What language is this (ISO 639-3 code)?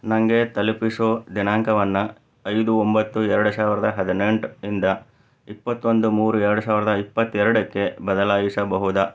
kan